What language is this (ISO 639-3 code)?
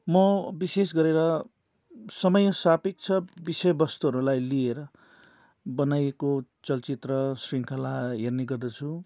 nep